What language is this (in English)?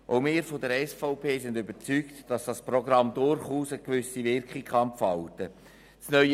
Swiss German